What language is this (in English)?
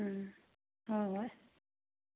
Manipuri